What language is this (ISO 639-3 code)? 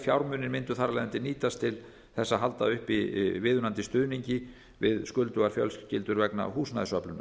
isl